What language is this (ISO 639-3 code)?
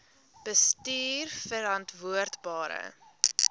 afr